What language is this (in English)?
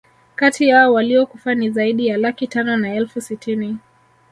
Swahili